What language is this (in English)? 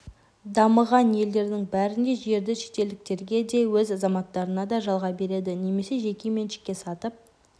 Kazakh